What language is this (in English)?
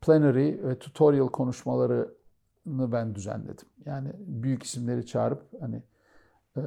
Turkish